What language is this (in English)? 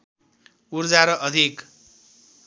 Nepali